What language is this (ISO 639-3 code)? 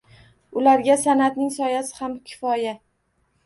uzb